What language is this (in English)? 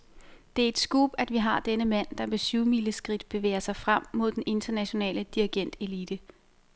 Danish